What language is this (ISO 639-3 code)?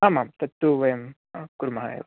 san